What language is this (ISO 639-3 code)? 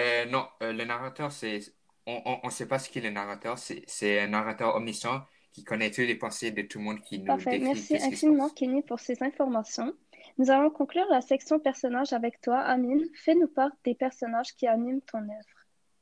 fra